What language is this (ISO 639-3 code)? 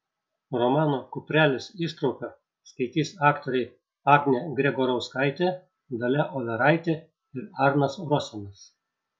lit